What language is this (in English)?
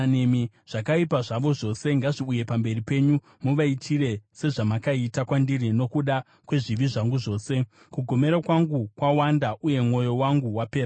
Shona